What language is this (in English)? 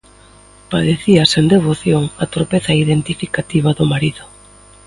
Galician